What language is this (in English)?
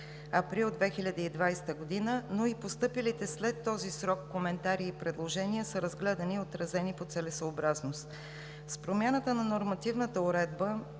Bulgarian